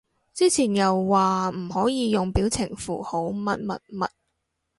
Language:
Cantonese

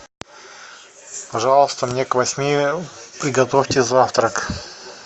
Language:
Russian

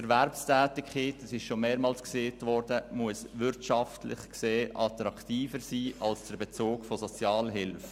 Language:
Swiss German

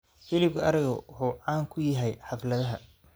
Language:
Somali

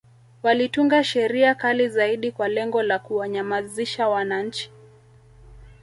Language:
Swahili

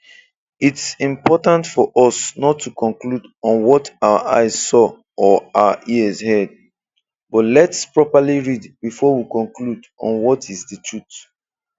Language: Igbo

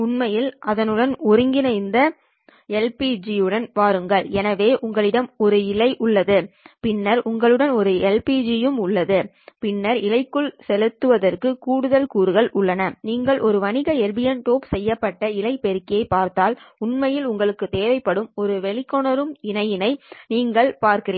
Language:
Tamil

